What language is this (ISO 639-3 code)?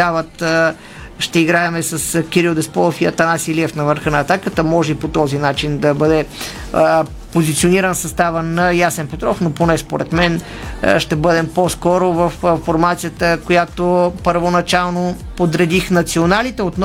bul